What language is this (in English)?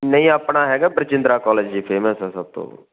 Punjabi